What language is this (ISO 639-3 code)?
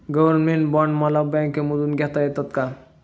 mar